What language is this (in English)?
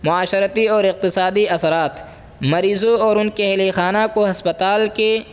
Urdu